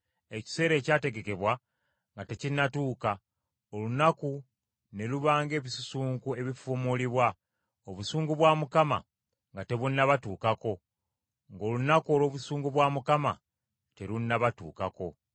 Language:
Ganda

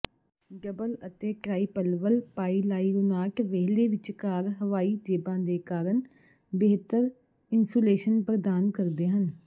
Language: Punjabi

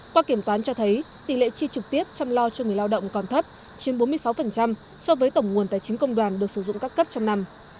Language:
Vietnamese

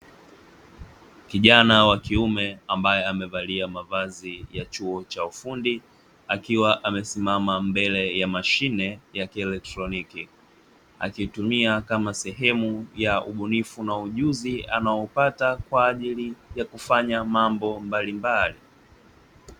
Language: Swahili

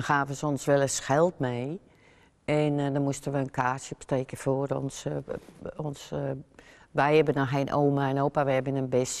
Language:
Dutch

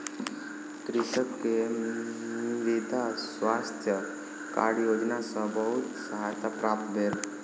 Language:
Maithili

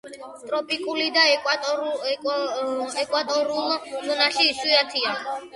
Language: Georgian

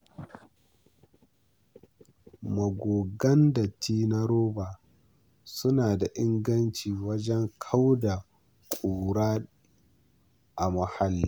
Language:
Hausa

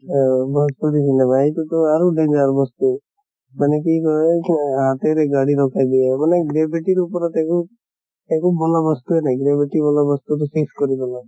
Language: Assamese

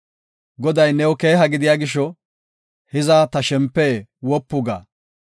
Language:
Gofa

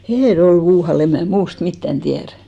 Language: Finnish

